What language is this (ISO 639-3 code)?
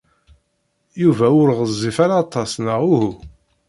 kab